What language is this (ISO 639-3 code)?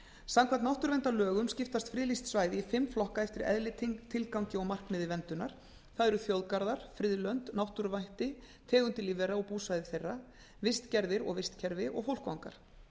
isl